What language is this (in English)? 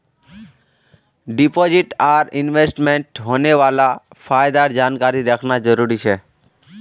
Magahi